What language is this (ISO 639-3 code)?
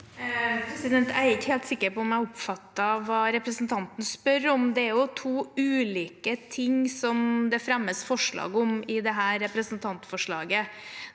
nor